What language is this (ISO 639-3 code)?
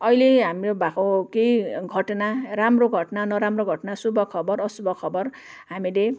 nep